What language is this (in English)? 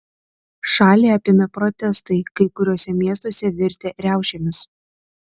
Lithuanian